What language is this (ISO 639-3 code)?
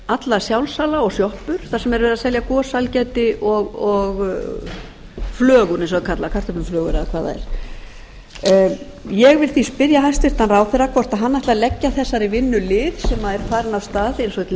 isl